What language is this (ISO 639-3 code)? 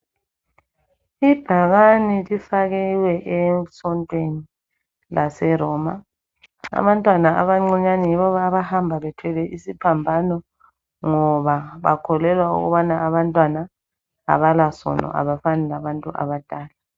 nde